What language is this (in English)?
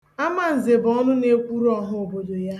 Igbo